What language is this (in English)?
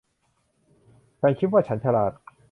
Thai